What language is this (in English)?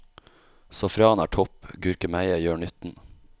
Norwegian